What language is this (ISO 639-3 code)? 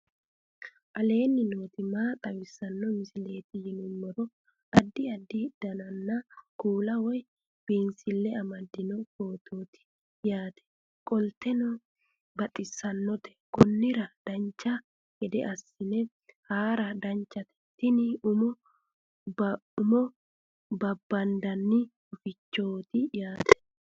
sid